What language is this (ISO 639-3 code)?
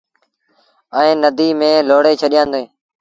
sbn